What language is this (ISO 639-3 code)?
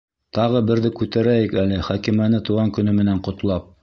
bak